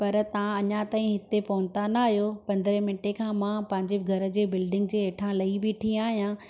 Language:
Sindhi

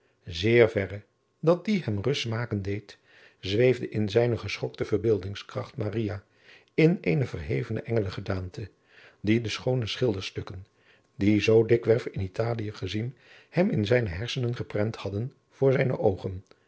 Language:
Dutch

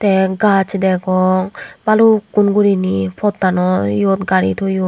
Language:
Chakma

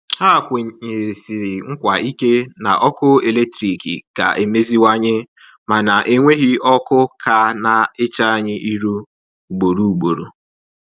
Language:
Igbo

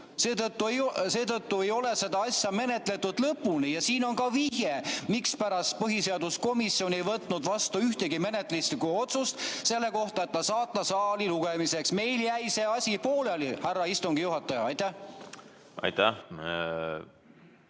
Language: Estonian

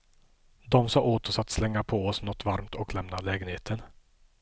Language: Swedish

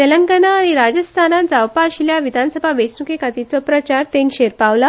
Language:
Konkani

